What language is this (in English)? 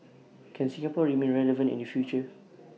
English